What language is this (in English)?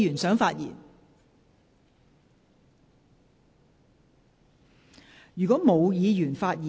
Cantonese